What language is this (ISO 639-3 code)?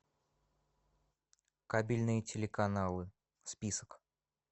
rus